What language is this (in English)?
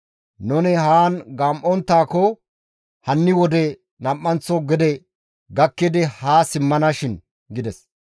Gamo